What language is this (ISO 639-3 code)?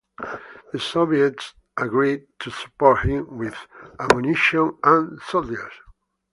eng